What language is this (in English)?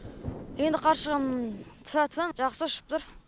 Kazakh